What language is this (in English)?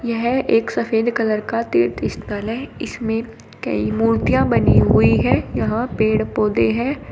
Hindi